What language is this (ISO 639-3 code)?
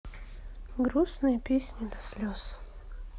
rus